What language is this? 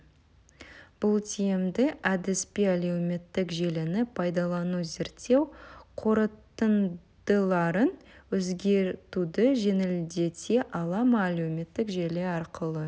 Kazakh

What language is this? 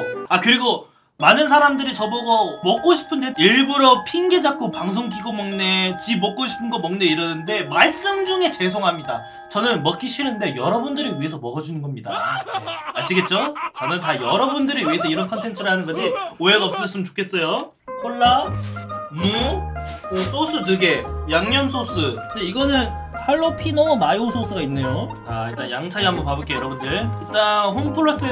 Korean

